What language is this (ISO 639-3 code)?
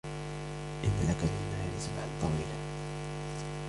ara